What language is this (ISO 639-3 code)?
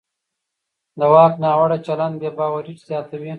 pus